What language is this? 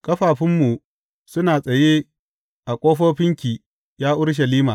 Hausa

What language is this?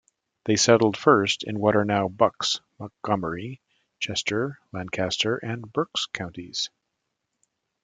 English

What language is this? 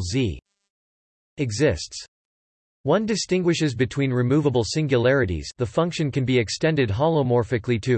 English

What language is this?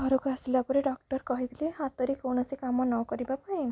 Odia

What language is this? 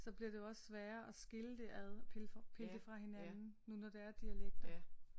Danish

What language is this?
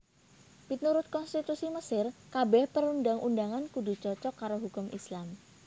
Javanese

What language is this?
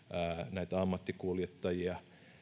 Finnish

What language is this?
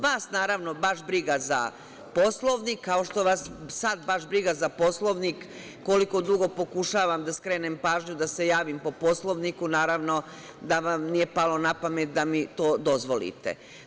Serbian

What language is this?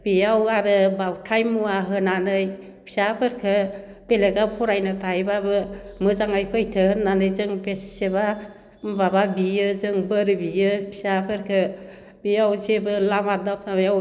Bodo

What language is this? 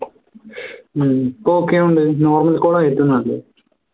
Malayalam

